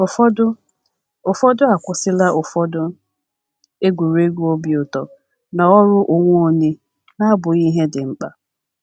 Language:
Igbo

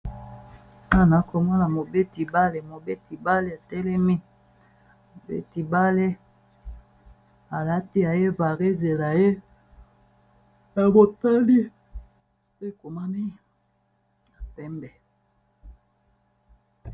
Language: Lingala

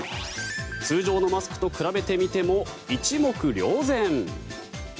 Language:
Japanese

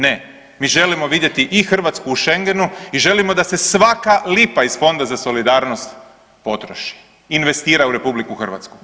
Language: Croatian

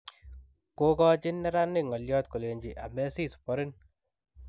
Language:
Kalenjin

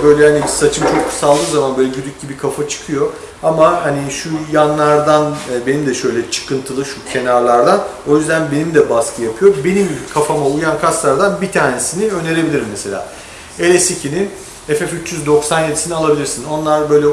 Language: Turkish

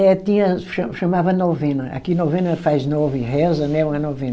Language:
Portuguese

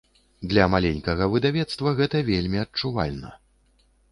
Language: Belarusian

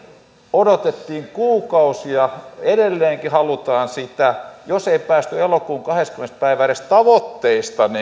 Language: Finnish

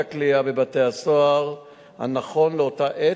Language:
Hebrew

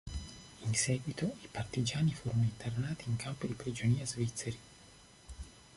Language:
Italian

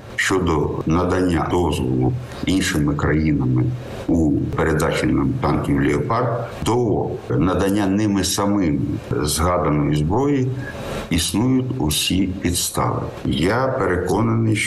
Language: Ukrainian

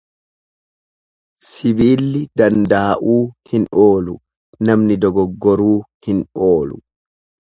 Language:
Oromo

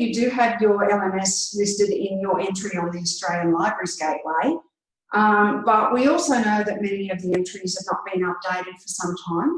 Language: English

